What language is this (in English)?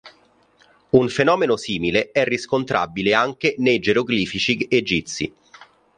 Italian